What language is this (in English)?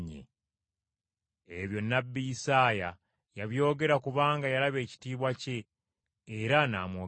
Ganda